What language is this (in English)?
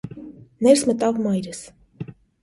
Armenian